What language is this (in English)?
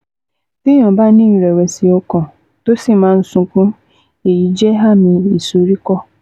Yoruba